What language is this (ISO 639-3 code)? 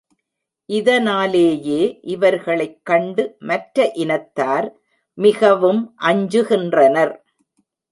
tam